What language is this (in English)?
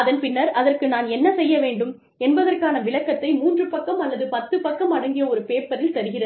Tamil